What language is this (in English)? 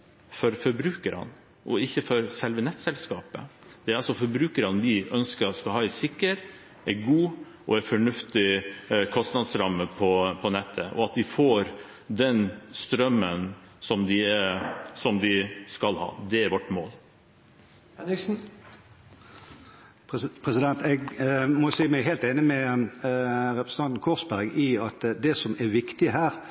Norwegian Bokmål